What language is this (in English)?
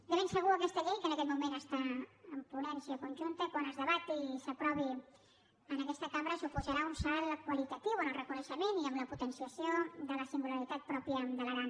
Catalan